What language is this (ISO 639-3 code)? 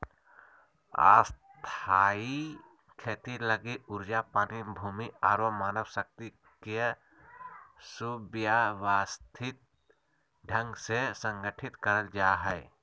mag